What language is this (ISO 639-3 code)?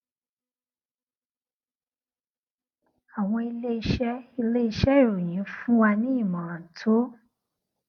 yor